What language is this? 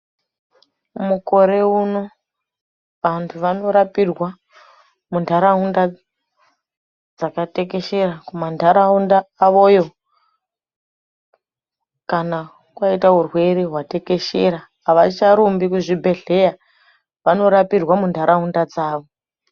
Ndau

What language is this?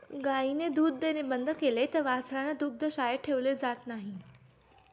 Marathi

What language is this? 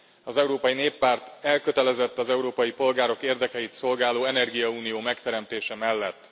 Hungarian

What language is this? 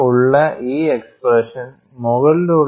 Malayalam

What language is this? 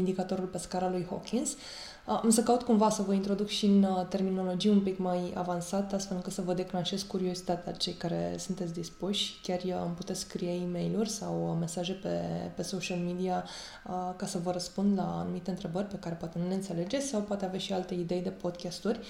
Romanian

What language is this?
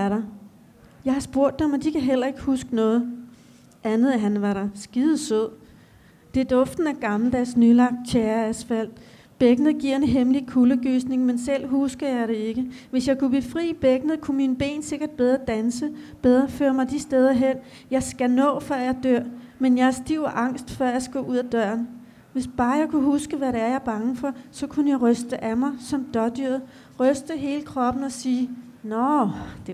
Danish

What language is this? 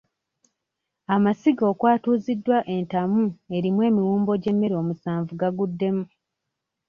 Ganda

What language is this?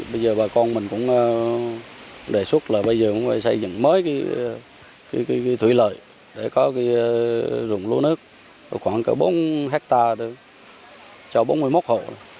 Vietnamese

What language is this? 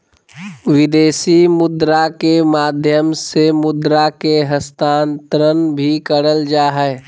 Magahi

